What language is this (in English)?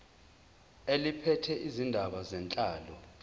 Zulu